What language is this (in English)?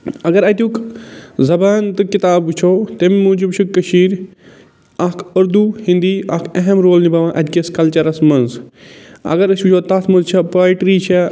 Kashmiri